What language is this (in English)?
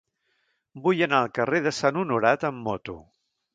Catalan